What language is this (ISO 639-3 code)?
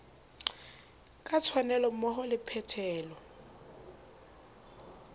sot